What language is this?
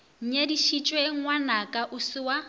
Northern Sotho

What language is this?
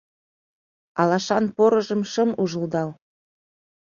Mari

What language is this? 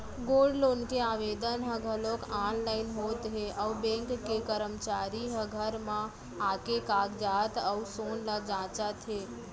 Chhattisgarhi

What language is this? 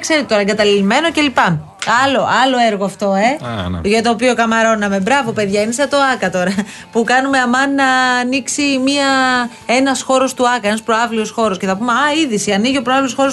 Greek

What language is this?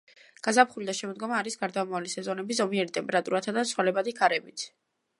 Georgian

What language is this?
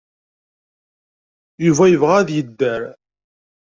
Kabyle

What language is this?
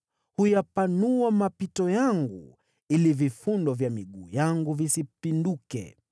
Swahili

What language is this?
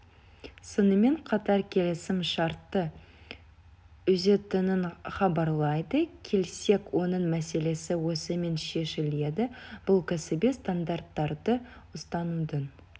Kazakh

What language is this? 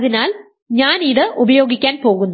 Malayalam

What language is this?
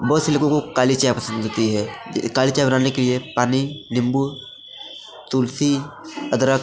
Hindi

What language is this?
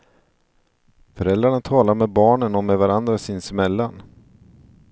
Swedish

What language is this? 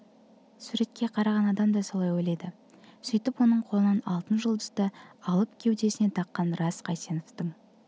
Kazakh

